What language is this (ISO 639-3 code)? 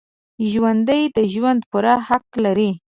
pus